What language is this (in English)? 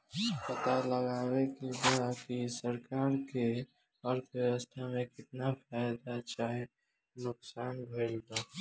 Bhojpuri